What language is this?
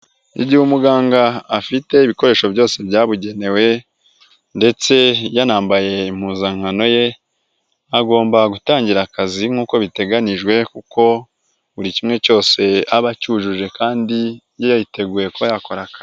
Kinyarwanda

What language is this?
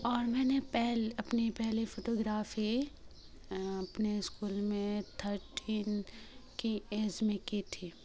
Urdu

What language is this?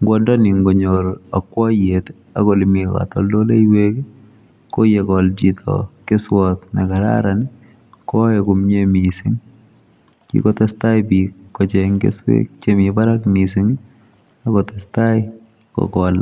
Kalenjin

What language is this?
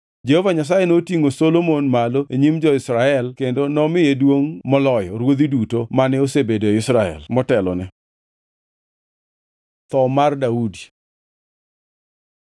Luo (Kenya and Tanzania)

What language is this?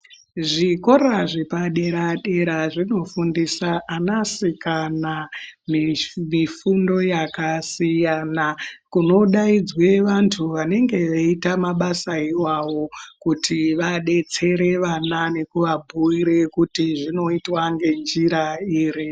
Ndau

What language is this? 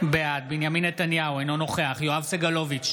Hebrew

